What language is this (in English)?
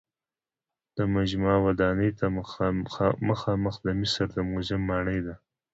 Pashto